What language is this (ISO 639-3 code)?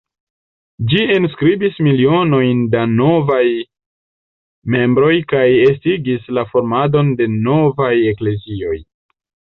epo